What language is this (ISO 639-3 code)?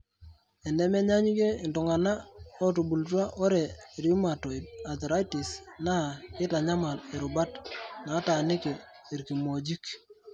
mas